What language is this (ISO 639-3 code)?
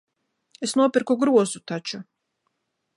lav